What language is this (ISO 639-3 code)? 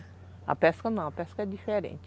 por